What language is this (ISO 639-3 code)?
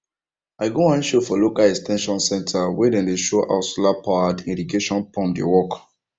pcm